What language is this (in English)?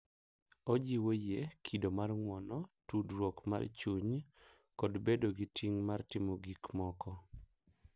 Luo (Kenya and Tanzania)